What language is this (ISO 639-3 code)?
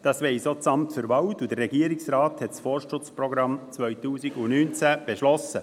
gsw